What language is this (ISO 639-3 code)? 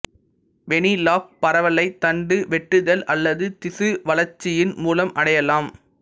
tam